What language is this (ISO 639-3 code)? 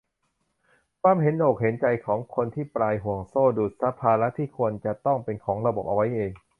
tha